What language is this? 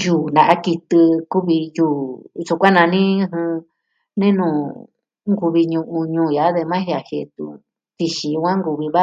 Southwestern Tlaxiaco Mixtec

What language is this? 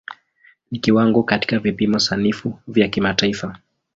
Swahili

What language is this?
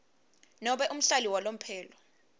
Swati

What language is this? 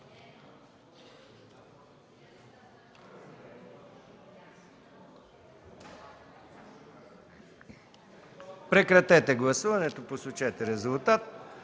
Bulgarian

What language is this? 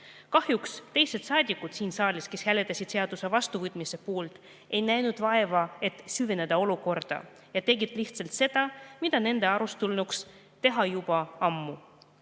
Estonian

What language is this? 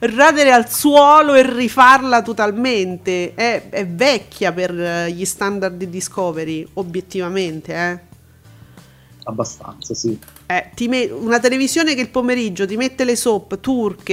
Italian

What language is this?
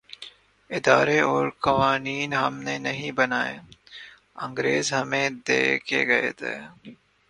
Urdu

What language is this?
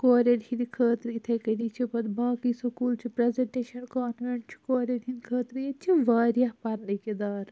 Kashmiri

